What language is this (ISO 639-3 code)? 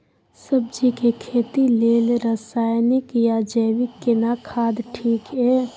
mai